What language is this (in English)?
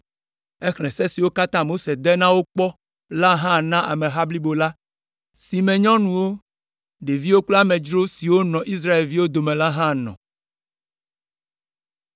Ewe